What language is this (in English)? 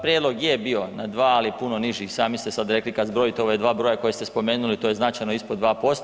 Croatian